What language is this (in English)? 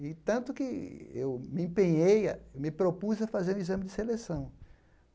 Portuguese